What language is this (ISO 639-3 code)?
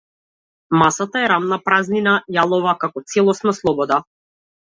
mkd